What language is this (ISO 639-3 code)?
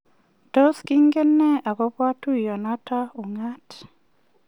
kln